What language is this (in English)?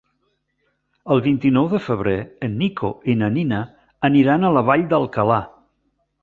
Catalan